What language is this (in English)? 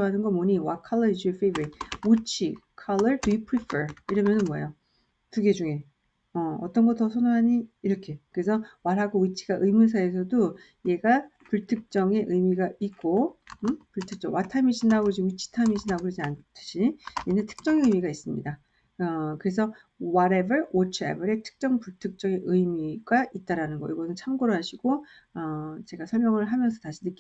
Korean